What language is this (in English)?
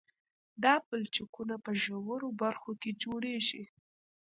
Pashto